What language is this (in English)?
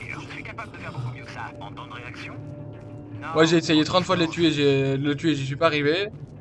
French